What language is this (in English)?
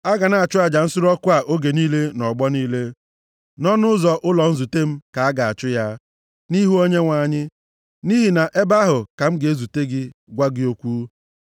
Igbo